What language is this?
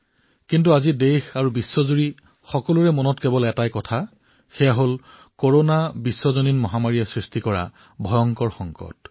Assamese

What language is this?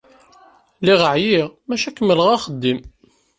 Kabyle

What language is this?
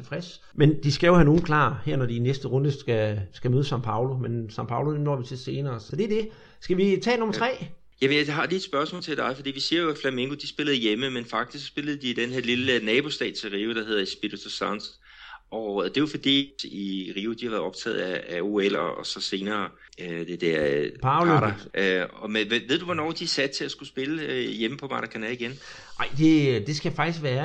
Danish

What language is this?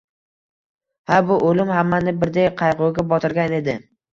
Uzbek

